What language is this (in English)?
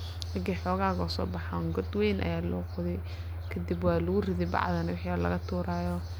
Somali